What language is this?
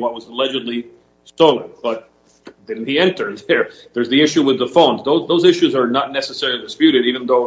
English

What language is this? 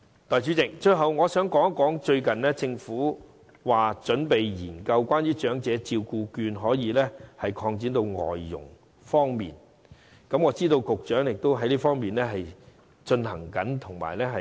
Cantonese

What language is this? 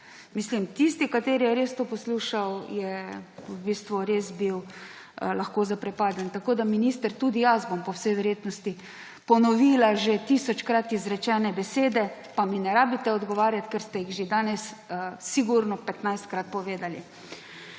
Slovenian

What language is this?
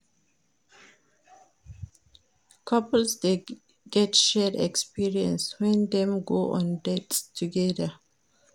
Nigerian Pidgin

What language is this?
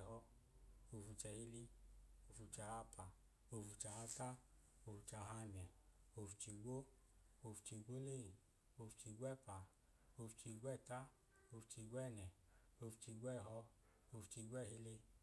Idoma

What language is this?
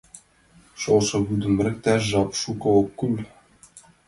Mari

